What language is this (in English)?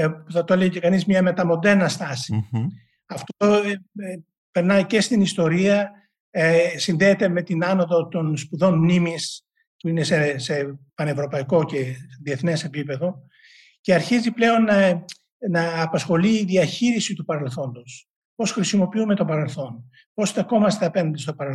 Greek